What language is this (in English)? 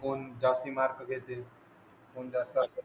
Marathi